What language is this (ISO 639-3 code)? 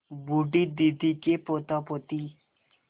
hin